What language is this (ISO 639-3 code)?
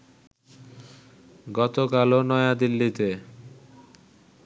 ben